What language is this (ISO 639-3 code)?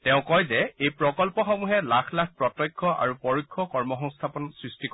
asm